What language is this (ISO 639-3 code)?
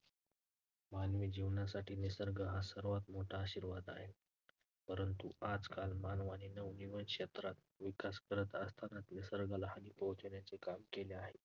mar